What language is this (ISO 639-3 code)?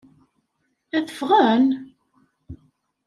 kab